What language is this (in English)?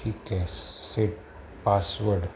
Marathi